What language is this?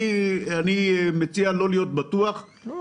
Hebrew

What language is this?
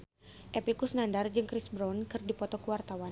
Sundanese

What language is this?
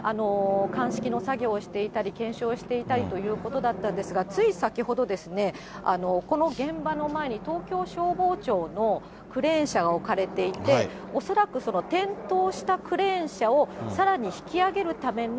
Japanese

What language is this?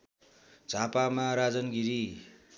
Nepali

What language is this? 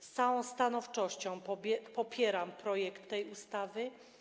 Polish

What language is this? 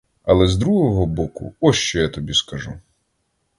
Ukrainian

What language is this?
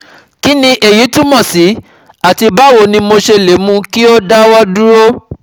Yoruba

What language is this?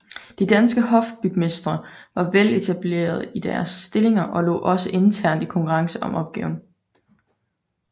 Danish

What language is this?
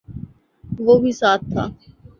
Urdu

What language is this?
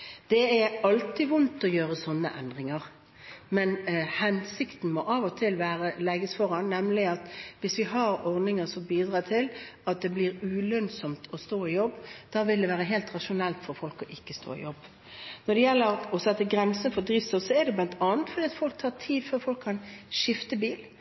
Norwegian Bokmål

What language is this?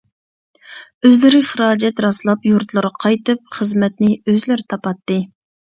Uyghur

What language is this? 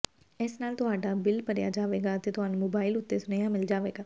Punjabi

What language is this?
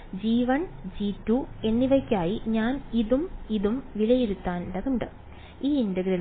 Malayalam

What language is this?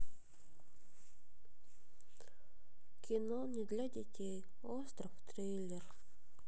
Russian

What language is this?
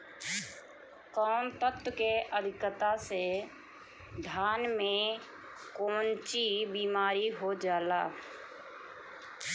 Bhojpuri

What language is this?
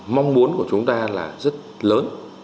Vietnamese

